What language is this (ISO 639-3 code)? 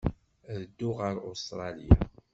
kab